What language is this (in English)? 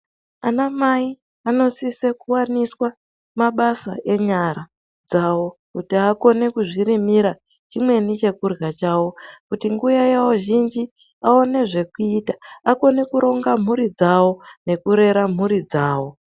Ndau